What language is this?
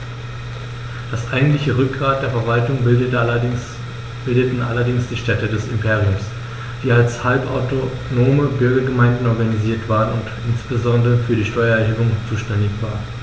German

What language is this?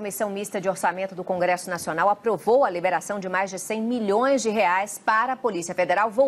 Portuguese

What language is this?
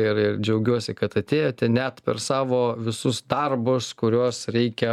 Lithuanian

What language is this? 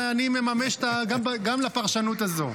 Hebrew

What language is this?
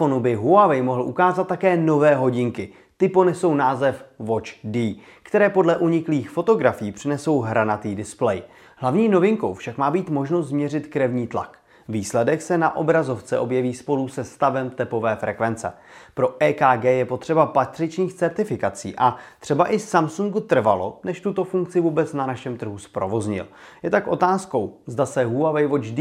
Czech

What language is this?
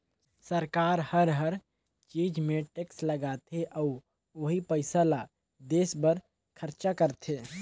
Chhattisgarhi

